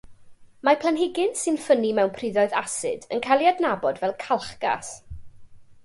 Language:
Welsh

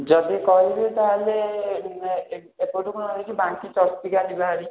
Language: Odia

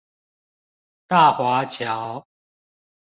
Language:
Chinese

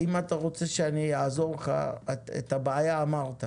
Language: Hebrew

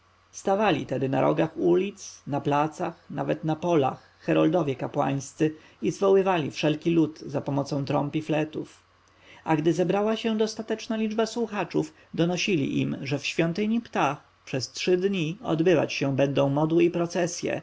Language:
Polish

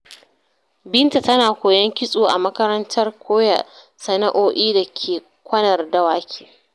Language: Hausa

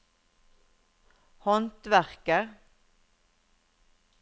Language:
Norwegian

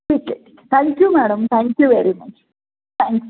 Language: Marathi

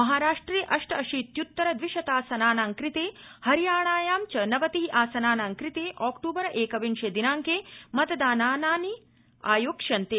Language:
Sanskrit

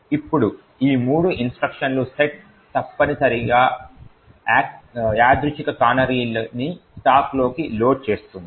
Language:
Telugu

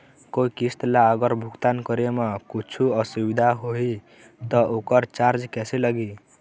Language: Chhattisgarhi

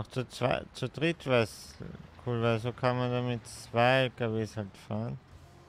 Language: German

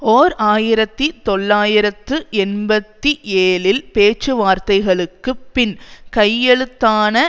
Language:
Tamil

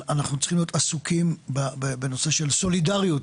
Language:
Hebrew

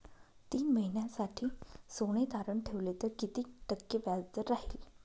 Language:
Marathi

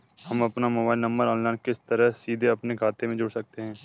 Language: Hindi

